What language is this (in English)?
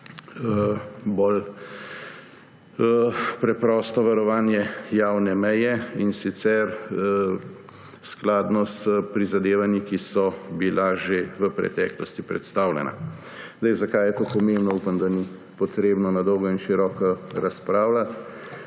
Slovenian